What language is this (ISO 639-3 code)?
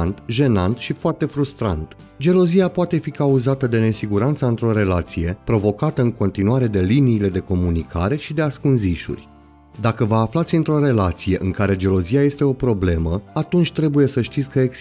ron